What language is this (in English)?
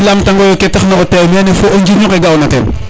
Serer